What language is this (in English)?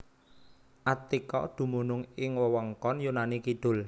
Javanese